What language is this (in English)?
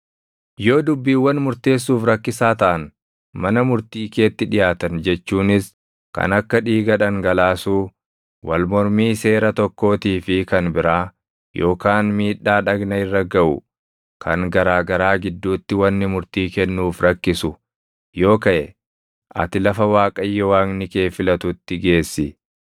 Oromo